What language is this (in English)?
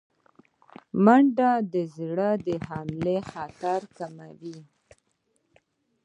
Pashto